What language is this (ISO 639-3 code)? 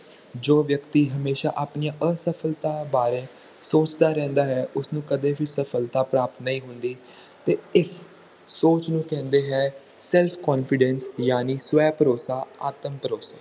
pan